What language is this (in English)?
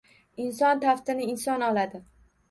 Uzbek